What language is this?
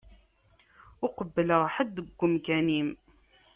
Kabyle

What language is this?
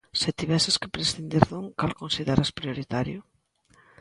Galician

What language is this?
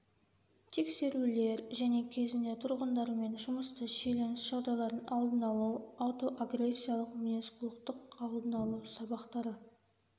Kazakh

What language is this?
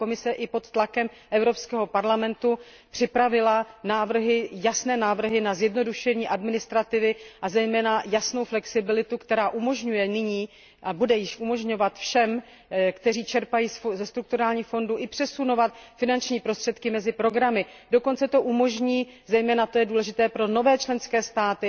Czech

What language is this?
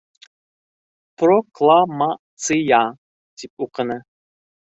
Bashkir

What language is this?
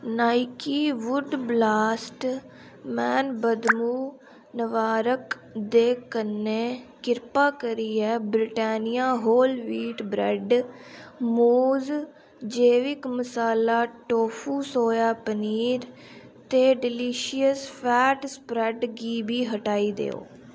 Dogri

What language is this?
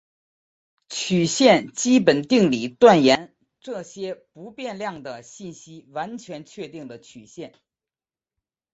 Chinese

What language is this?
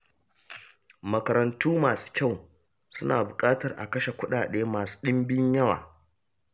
Hausa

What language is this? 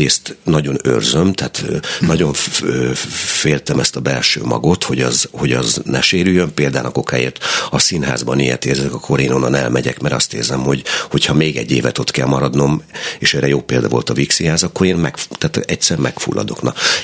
Hungarian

